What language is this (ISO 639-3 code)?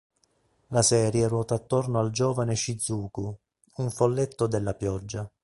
ita